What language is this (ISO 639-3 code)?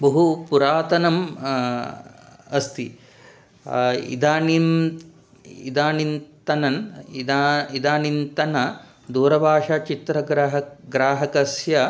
san